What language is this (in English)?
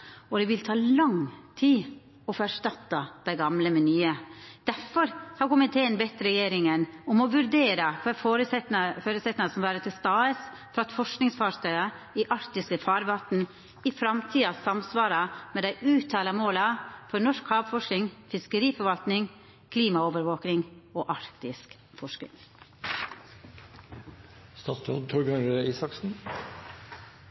Norwegian Nynorsk